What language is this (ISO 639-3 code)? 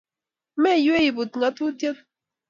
kln